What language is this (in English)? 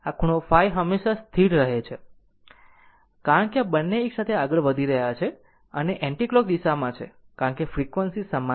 Gujarati